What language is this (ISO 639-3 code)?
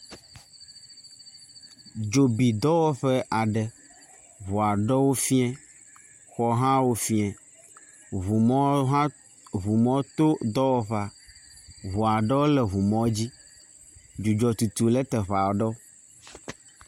ewe